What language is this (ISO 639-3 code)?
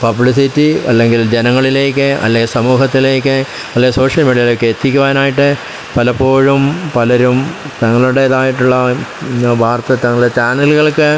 mal